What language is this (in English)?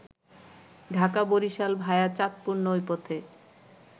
Bangla